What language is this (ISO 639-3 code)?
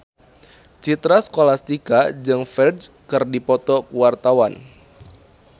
sun